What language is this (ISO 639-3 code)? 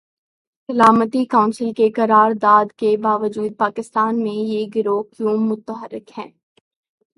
urd